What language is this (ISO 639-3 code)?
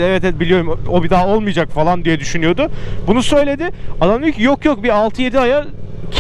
tur